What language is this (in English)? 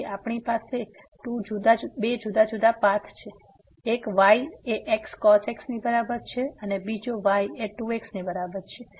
Gujarati